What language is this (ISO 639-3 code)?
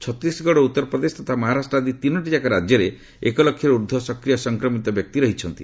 ori